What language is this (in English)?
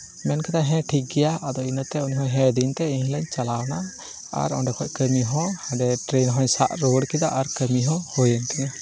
Santali